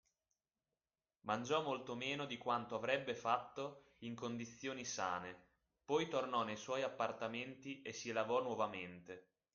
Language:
Italian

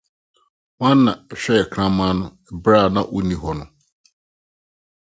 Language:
Akan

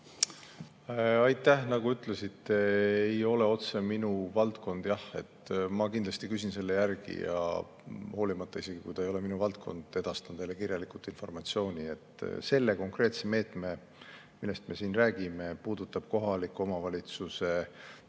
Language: Estonian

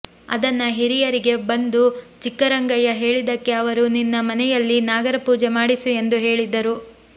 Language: Kannada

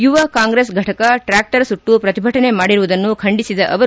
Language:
Kannada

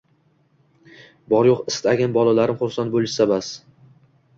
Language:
Uzbek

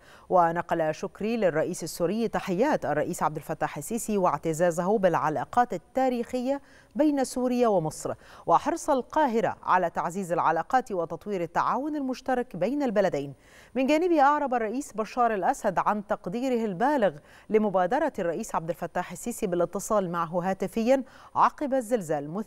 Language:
Arabic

